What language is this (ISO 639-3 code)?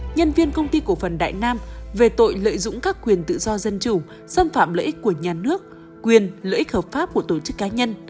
vie